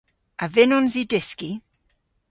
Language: Cornish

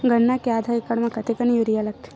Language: Chhattisgarhi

